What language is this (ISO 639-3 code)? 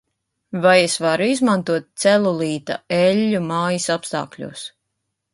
lav